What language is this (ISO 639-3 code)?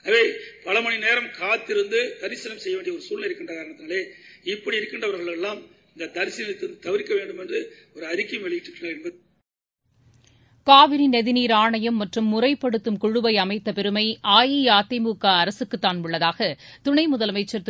tam